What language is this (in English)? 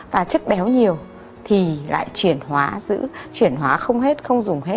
Vietnamese